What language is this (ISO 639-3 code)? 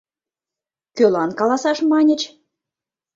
chm